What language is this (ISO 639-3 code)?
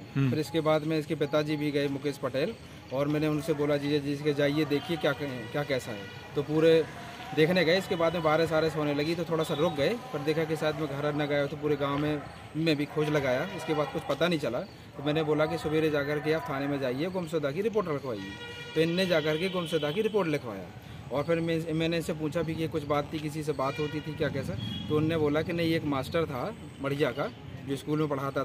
hin